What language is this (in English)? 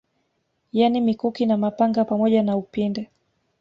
Swahili